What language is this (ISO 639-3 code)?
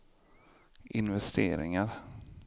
swe